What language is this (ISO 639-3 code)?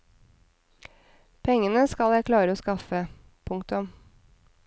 nor